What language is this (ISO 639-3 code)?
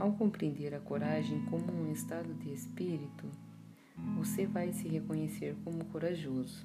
por